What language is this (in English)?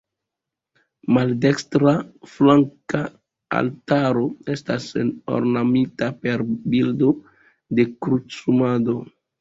Esperanto